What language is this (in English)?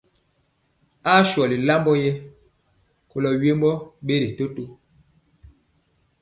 Mpiemo